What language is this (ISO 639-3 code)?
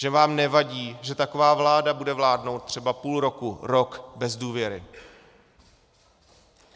ces